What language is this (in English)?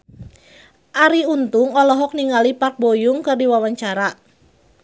Sundanese